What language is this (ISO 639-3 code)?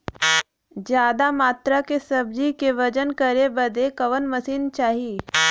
bho